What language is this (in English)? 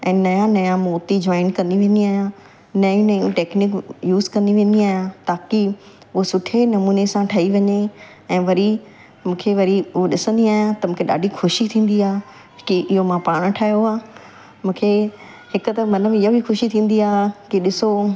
Sindhi